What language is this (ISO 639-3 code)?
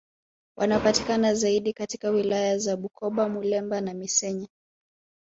swa